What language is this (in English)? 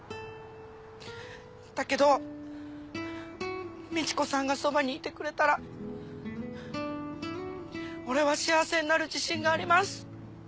Japanese